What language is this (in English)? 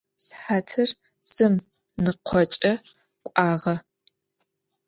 Adyghe